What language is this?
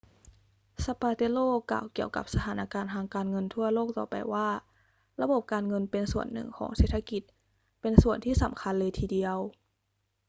Thai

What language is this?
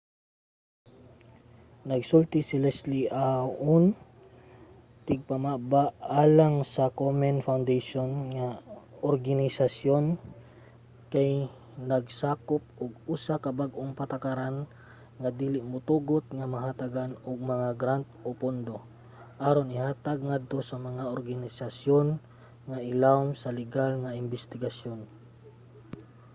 Cebuano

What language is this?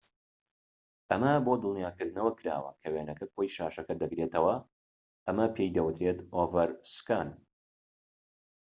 Central Kurdish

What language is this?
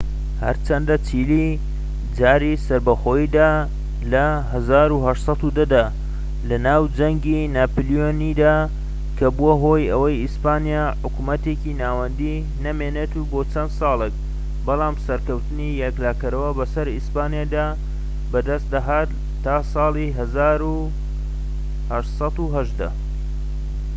Central Kurdish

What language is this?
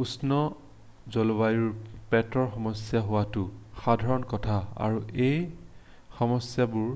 Assamese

